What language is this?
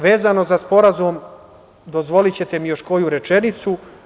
Serbian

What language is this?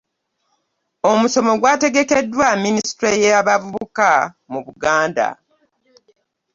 Ganda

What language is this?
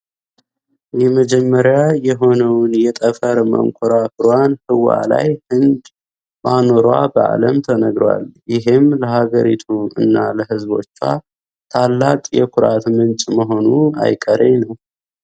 Amharic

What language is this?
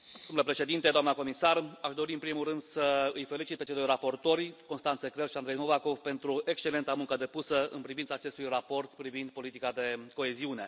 Romanian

